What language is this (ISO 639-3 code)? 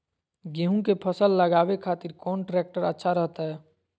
mag